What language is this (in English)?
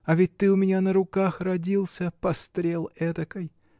Russian